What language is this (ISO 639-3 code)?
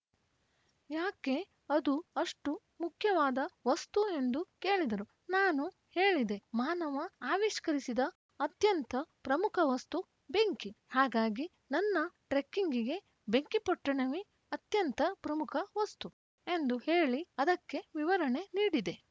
kan